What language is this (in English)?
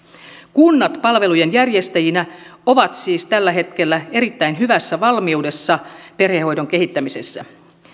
Finnish